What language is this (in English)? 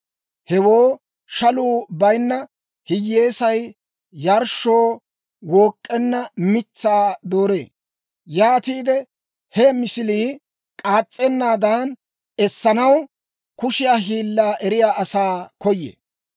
Dawro